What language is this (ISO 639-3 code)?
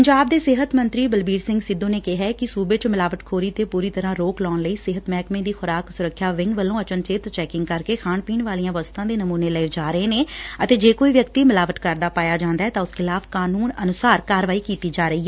pan